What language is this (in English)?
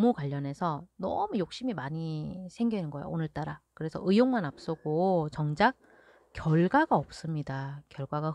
Korean